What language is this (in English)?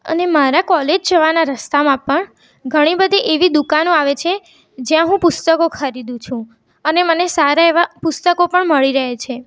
Gujarati